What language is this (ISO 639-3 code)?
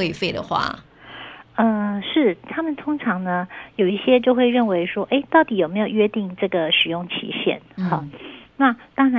zho